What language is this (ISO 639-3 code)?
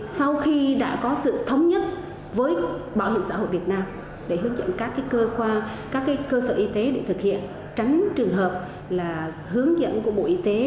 vie